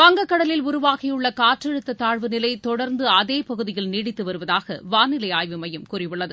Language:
Tamil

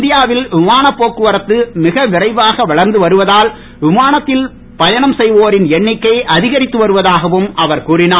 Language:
Tamil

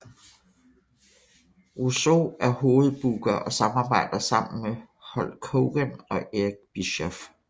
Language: Danish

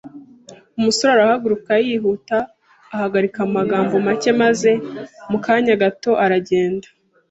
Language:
Kinyarwanda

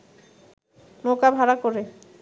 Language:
Bangla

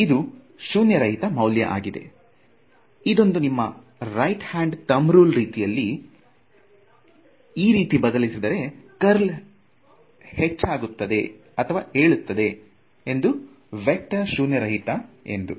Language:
Kannada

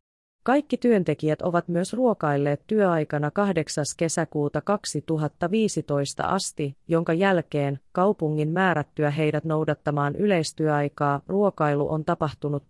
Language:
Finnish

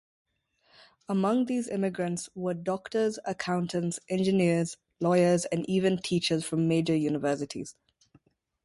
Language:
English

